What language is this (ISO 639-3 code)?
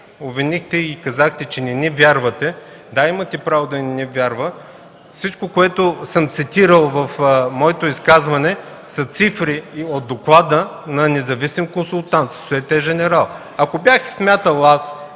bul